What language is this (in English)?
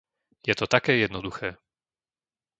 Slovak